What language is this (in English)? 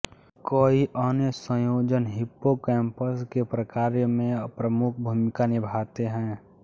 Hindi